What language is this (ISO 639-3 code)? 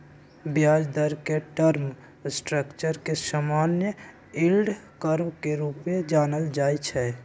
mag